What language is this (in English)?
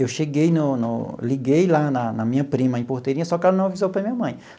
Portuguese